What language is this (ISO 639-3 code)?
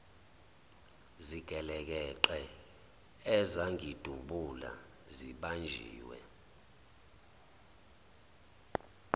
zul